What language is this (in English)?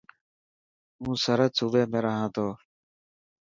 Dhatki